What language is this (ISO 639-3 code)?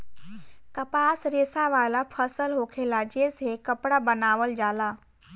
bho